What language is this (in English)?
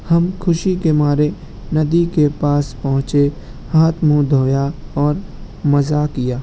Urdu